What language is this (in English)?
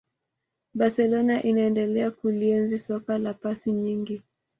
Swahili